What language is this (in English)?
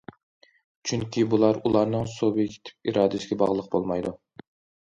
Uyghur